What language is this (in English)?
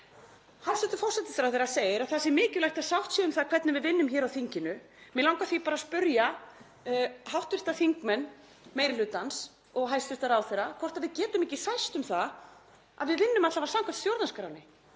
Icelandic